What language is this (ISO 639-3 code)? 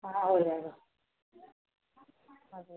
urd